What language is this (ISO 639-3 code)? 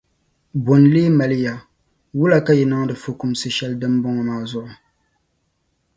dag